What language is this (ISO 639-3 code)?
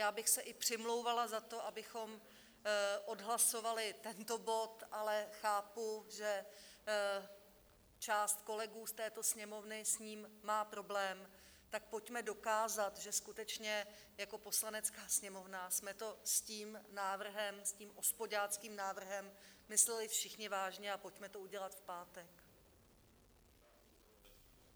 ces